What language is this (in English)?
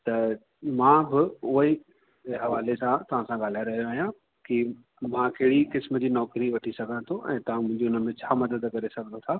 Sindhi